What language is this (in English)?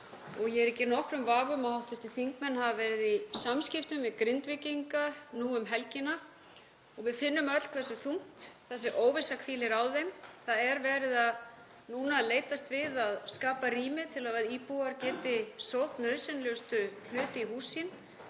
Icelandic